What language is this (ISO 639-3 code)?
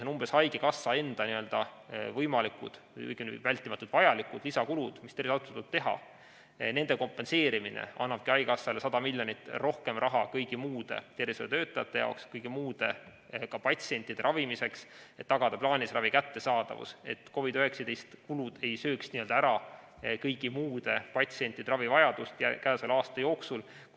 est